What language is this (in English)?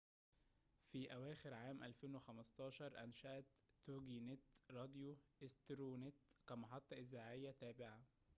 Arabic